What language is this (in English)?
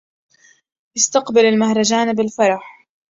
Arabic